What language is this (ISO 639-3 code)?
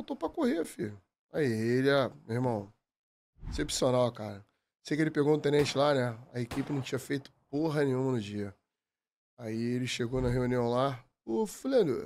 por